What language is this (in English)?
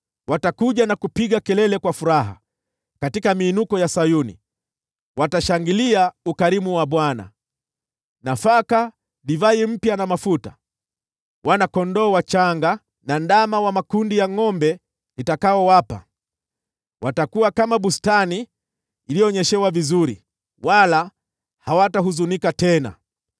Swahili